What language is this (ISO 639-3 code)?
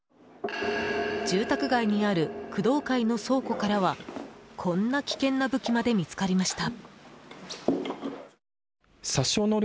jpn